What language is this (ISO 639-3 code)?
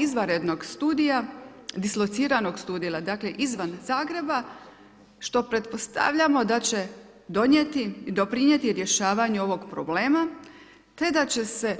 hrv